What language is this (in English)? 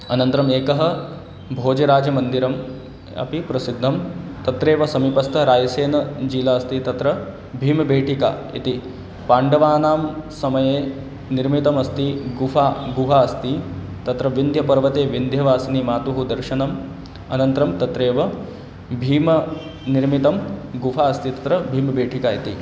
Sanskrit